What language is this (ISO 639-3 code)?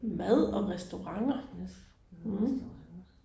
dan